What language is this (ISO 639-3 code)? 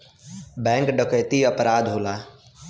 bho